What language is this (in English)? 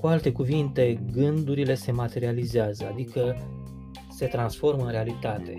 Romanian